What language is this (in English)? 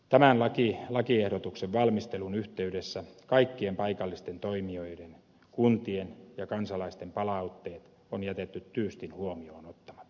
Finnish